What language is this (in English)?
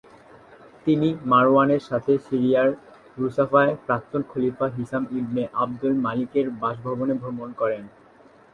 Bangla